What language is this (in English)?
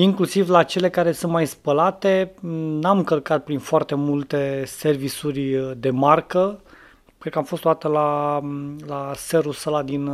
Romanian